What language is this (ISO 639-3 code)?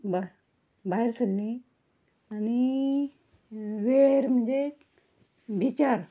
kok